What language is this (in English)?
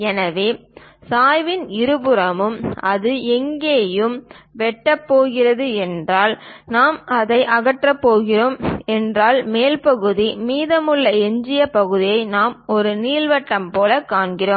Tamil